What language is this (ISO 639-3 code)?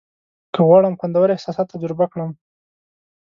pus